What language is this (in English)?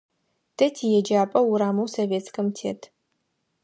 Adyghe